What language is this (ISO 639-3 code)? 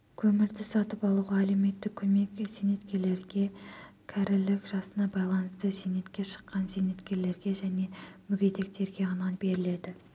kaz